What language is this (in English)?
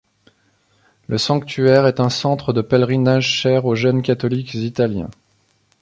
French